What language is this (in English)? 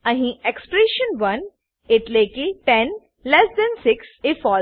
Gujarati